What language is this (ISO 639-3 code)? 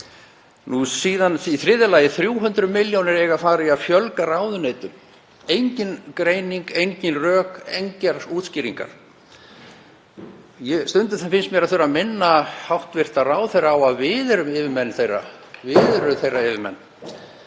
isl